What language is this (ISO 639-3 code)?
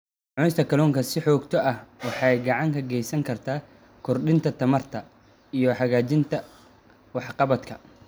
som